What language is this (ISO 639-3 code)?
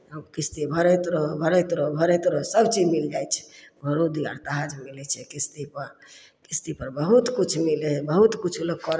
mai